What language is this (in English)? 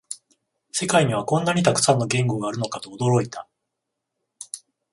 Japanese